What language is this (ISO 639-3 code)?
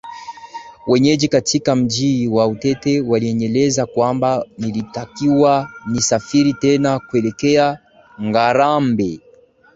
swa